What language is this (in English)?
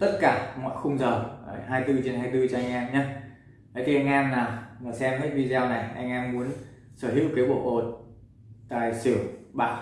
Vietnamese